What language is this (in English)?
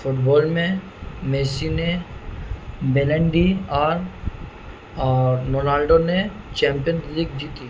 Urdu